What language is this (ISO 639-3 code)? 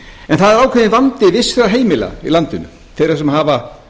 isl